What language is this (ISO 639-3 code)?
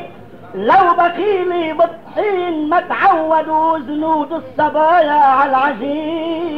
ara